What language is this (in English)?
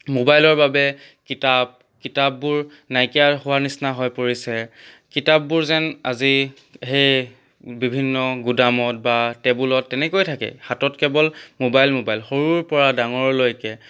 Assamese